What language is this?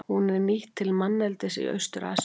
Icelandic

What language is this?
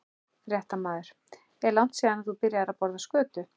Icelandic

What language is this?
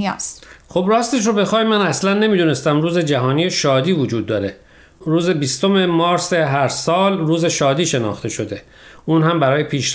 Persian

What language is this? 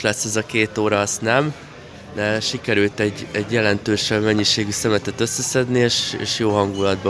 Hungarian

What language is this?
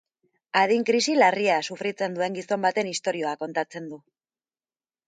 Basque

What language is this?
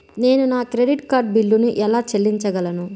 Telugu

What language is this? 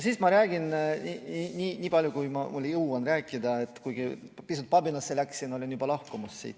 Estonian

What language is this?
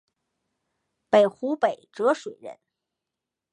Chinese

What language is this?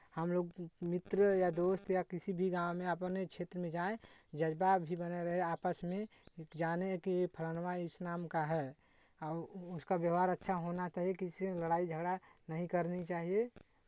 Hindi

